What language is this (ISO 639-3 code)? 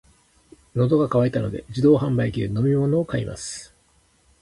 jpn